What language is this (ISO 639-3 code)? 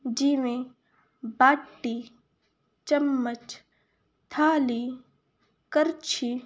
pan